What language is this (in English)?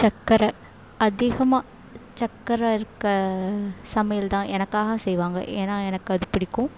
Tamil